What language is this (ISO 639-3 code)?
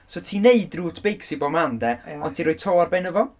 cym